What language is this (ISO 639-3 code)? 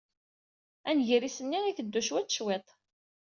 kab